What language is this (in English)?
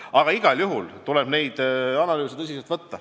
Estonian